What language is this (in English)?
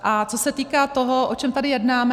Czech